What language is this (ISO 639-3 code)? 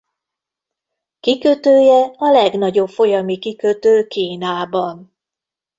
hun